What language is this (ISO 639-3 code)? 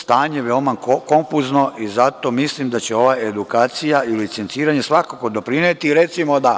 srp